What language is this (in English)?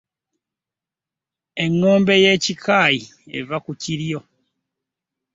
Ganda